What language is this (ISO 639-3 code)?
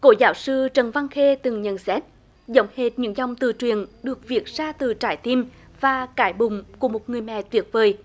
vie